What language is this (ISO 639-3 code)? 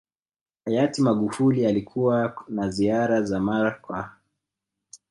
swa